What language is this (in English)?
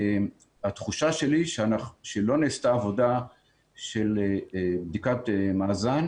Hebrew